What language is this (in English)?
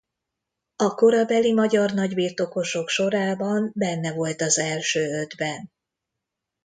Hungarian